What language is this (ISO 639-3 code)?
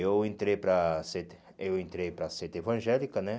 por